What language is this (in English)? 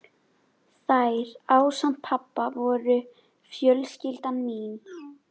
Icelandic